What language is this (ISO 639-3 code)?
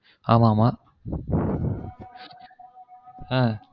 tam